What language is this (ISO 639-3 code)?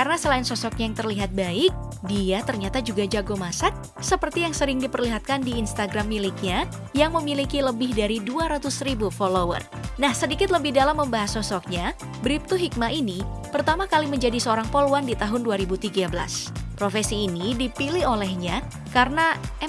ind